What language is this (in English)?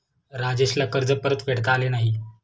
Marathi